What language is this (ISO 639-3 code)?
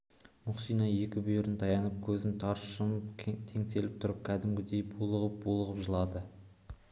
kaz